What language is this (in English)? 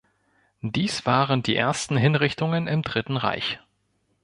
German